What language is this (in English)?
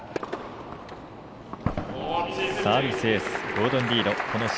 Japanese